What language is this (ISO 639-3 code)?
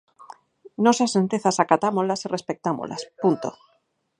glg